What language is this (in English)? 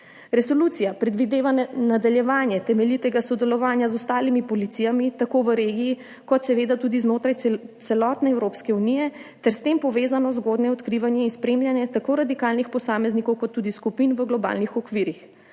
Slovenian